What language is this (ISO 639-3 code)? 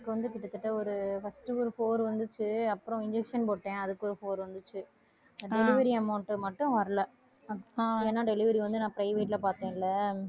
tam